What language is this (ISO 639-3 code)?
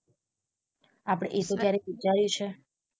guj